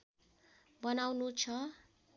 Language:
Nepali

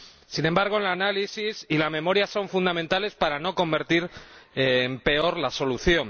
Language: Spanish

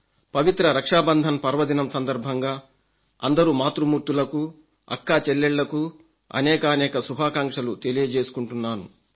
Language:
Telugu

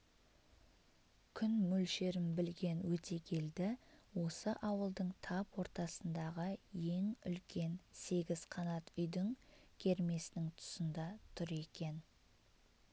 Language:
Kazakh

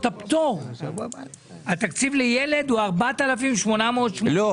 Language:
Hebrew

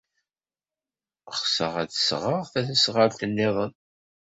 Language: Kabyle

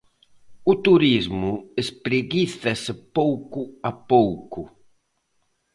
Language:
Galician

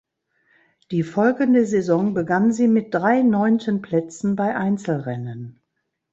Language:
German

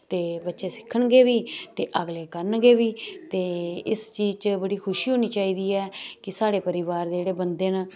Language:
Dogri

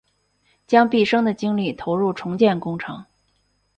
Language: Chinese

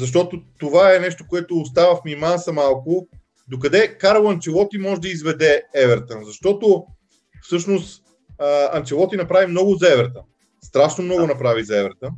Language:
Bulgarian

